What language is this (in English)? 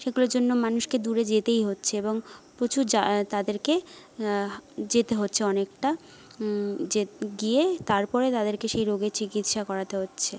Bangla